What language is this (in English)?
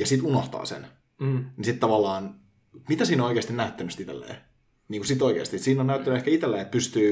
Finnish